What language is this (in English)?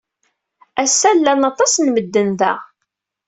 Kabyle